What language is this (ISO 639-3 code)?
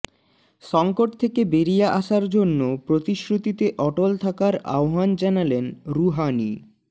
ben